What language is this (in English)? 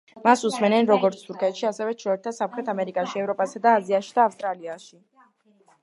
Georgian